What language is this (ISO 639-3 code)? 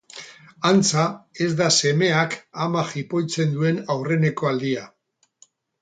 eus